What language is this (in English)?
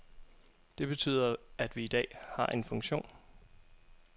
Danish